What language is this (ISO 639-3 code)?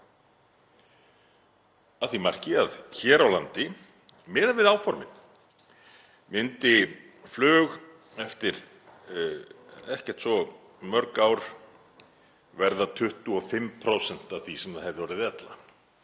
isl